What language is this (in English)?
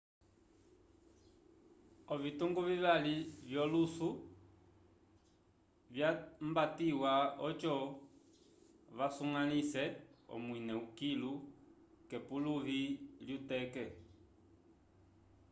Umbundu